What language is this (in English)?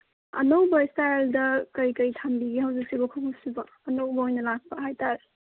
Manipuri